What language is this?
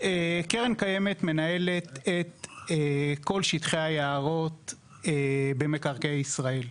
Hebrew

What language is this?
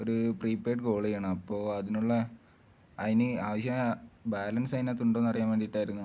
Malayalam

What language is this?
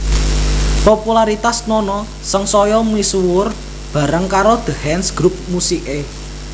Javanese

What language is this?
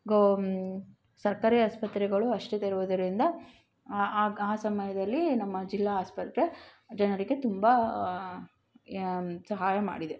Kannada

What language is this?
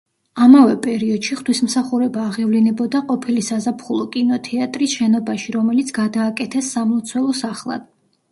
Georgian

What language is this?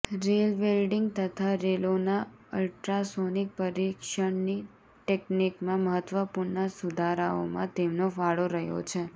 Gujarati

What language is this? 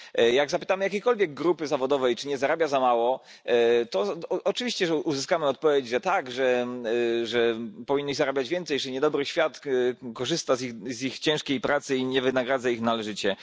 Polish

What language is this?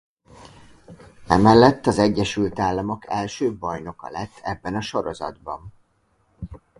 Hungarian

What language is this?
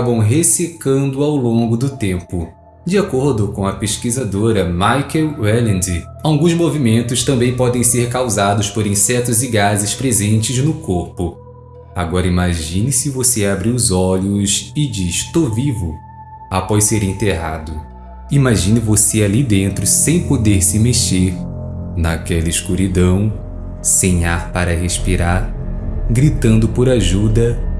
Portuguese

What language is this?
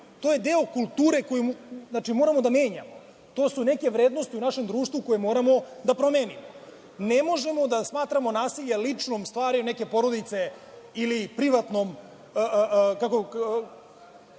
Serbian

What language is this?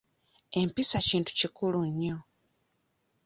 Ganda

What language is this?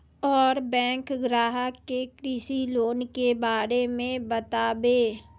Maithili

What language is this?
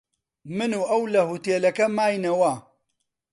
Central Kurdish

